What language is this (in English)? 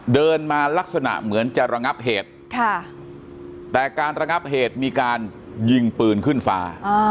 Thai